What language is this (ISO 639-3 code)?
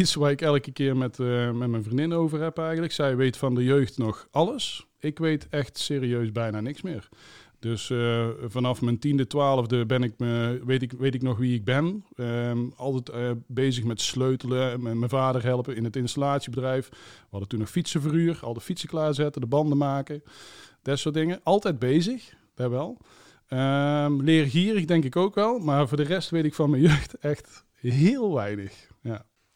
nld